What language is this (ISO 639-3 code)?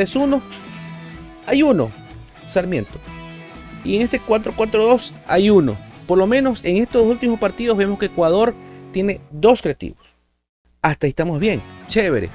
spa